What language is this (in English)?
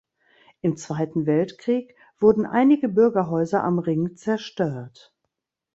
German